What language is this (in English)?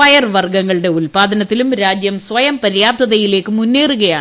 Malayalam